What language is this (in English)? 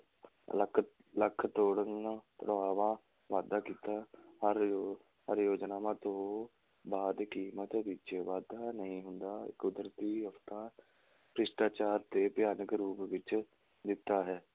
Punjabi